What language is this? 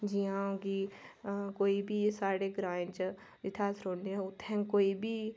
Dogri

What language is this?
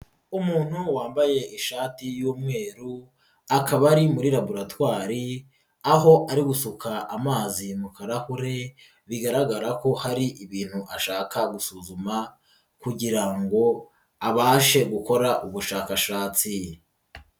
Kinyarwanda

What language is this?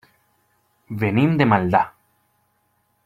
Catalan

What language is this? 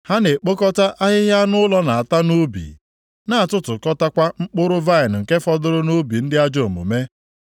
Igbo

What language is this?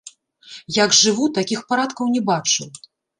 Belarusian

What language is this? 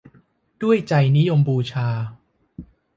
Thai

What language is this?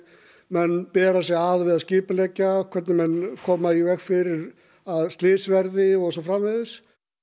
Icelandic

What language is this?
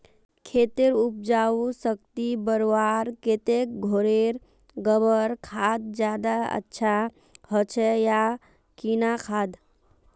Magahi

